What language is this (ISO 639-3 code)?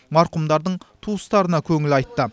kaz